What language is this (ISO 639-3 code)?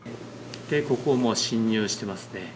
jpn